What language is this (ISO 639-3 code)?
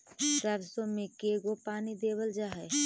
mag